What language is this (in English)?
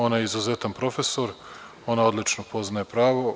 Serbian